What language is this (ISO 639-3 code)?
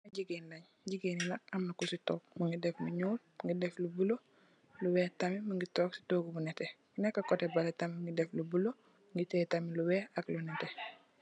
wol